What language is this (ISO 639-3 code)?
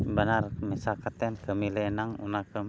sat